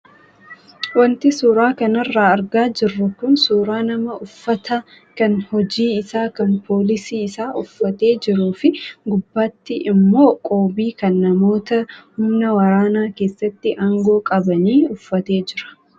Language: Oromo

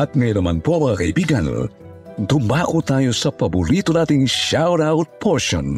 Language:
Filipino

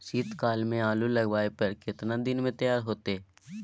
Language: Maithili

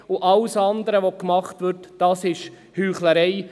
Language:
Swiss German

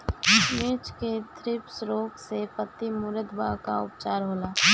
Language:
Bhojpuri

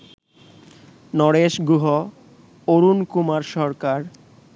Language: Bangla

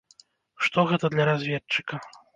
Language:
Belarusian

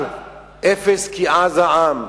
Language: Hebrew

